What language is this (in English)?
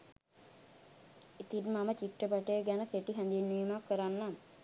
Sinhala